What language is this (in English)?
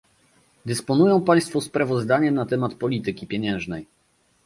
Polish